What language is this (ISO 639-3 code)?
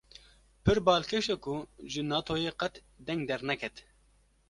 kur